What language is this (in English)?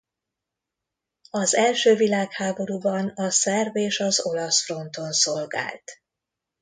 Hungarian